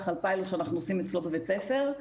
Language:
Hebrew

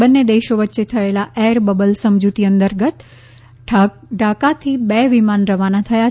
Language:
Gujarati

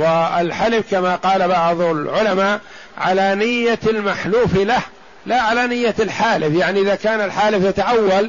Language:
Arabic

